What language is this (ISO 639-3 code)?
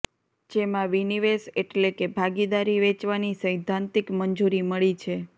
guj